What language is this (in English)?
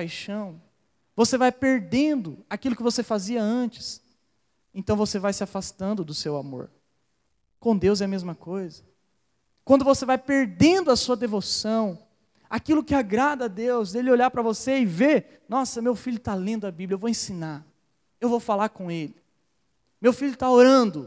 Portuguese